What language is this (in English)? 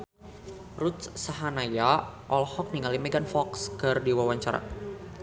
Sundanese